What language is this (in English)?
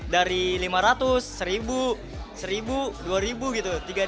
Indonesian